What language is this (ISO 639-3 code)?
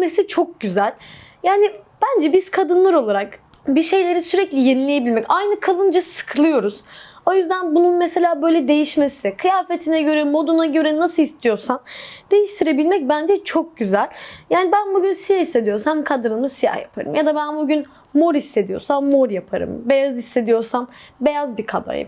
tur